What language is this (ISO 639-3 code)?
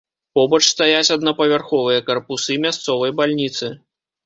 bel